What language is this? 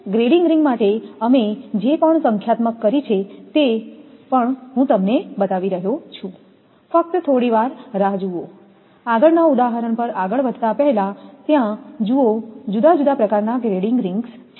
Gujarati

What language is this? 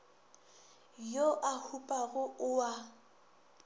Northern Sotho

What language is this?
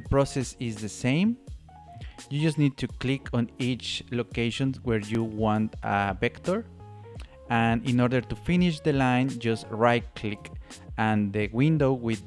English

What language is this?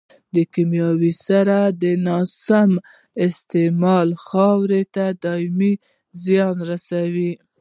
Pashto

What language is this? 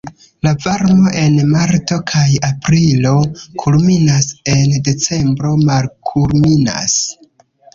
Esperanto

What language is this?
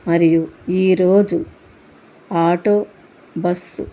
Telugu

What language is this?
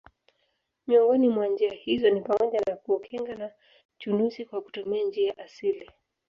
Swahili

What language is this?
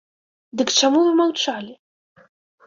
Belarusian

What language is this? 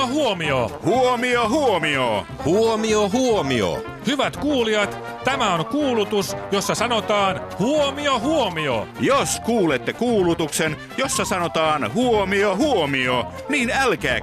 Finnish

